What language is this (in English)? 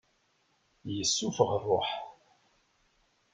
Kabyle